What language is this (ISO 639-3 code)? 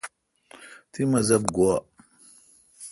xka